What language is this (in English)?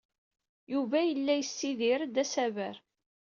Kabyle